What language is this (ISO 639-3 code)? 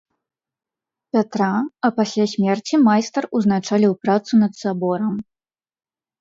bel